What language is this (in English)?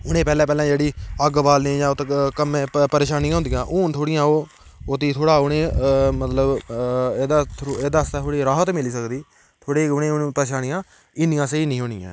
Dogri